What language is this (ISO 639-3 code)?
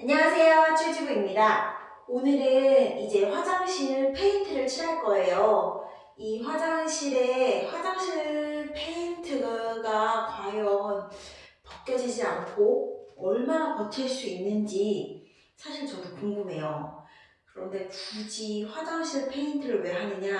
kor